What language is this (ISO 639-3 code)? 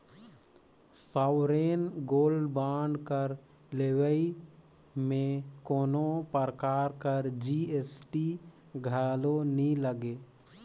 hne